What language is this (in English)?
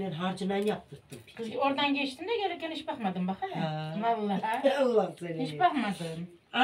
Turkish